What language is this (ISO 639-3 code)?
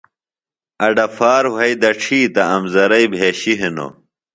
phl